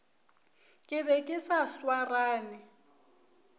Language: Northern Sotho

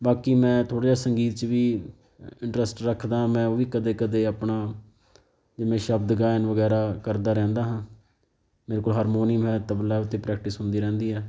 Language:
Punjabi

